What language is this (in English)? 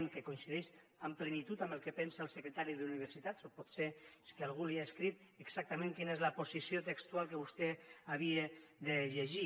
Catalan